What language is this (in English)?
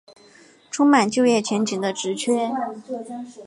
Chinese